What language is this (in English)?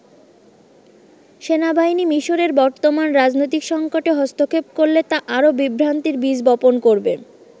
Bangla